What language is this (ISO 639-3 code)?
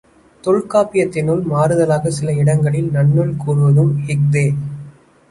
tam